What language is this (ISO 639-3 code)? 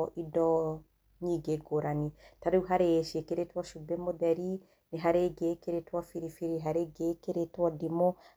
kik